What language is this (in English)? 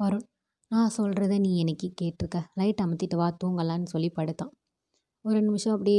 Tamil